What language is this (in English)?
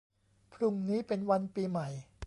Thai